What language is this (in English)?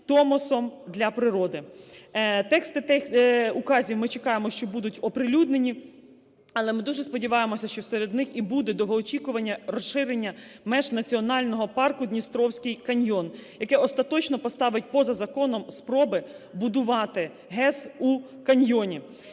Ukrainian